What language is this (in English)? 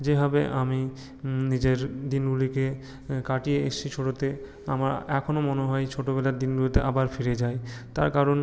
Bangla